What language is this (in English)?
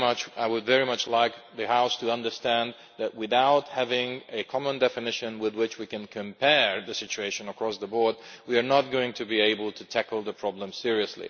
English